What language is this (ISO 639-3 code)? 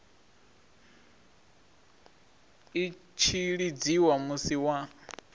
ven